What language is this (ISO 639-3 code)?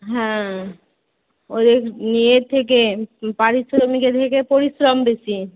ben